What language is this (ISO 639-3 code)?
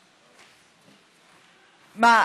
heb